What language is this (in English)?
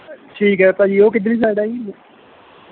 Punjabi